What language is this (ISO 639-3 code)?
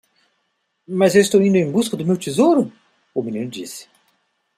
por